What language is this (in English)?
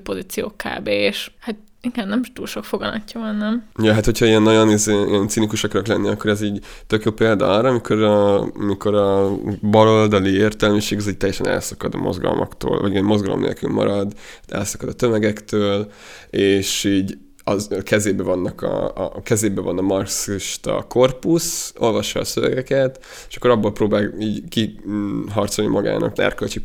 Hungarian